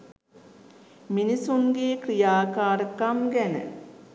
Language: Sinhala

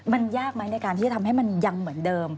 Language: Thai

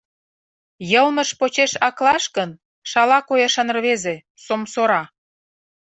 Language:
Mari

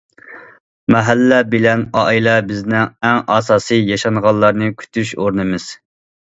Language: Uyghur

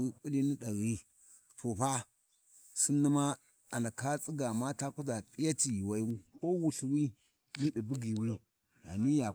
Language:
Warji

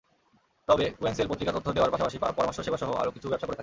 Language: Bangla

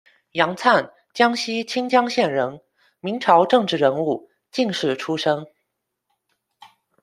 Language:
Chinese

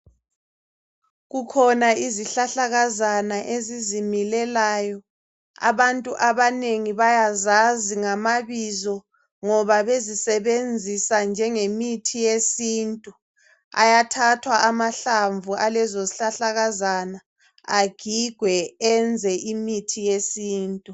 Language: North Ndebele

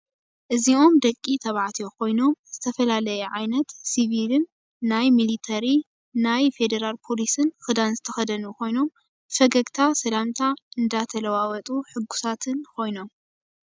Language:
Tigrinya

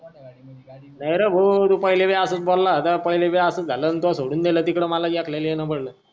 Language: Marathi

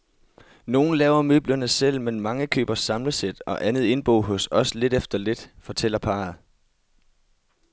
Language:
Danish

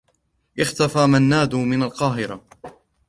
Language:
Arabic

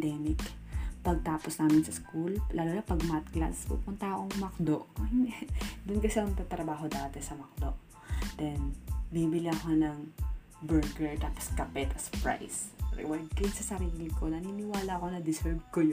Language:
Filipino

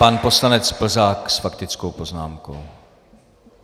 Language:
Czech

